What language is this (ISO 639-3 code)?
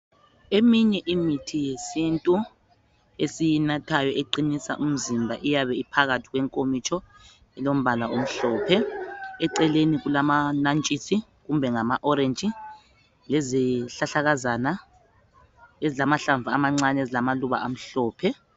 nde